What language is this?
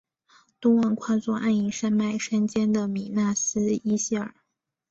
Chinese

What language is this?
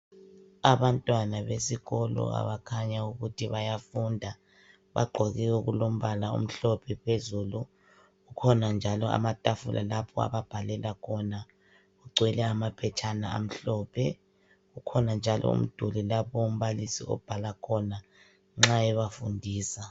North Ndebele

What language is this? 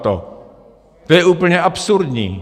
Czech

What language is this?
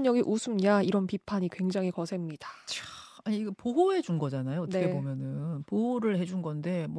Korean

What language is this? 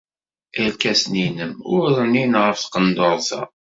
Kabyle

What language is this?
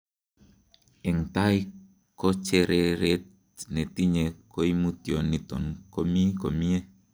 Kalenjin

